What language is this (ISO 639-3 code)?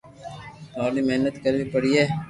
lrk